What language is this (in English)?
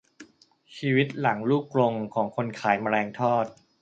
Thai